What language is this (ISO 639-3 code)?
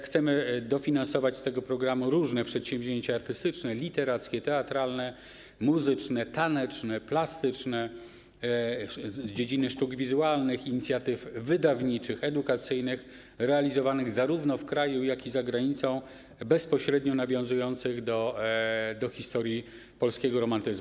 pol